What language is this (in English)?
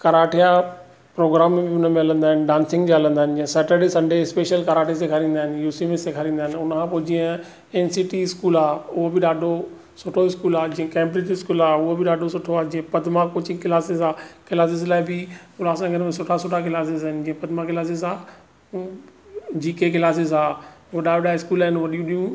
Sindhi